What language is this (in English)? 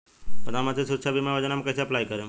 Bhojpuri